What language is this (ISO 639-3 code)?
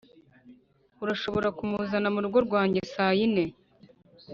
kin